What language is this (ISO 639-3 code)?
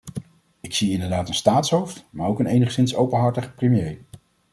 nld